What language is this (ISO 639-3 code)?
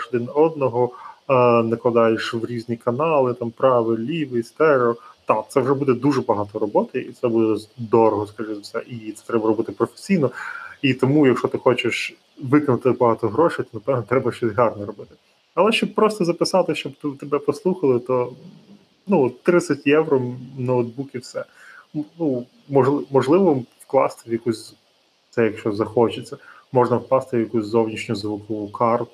ukr